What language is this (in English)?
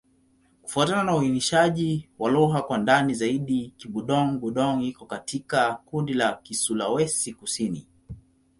Swahili